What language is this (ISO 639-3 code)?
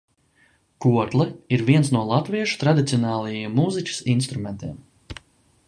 lav